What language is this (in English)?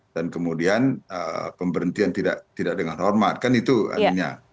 Indonesian